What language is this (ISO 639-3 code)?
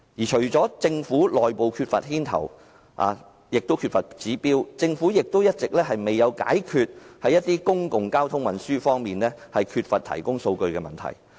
yue